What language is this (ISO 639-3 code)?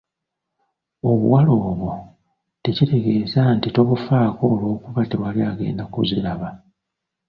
lug